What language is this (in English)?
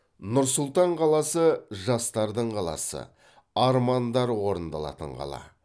Kazakh